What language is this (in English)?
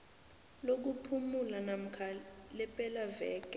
South Ndebele